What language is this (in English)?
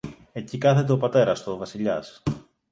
Greek